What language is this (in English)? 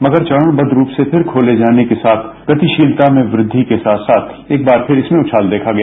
Hindi